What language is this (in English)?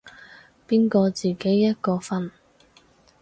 Cantonese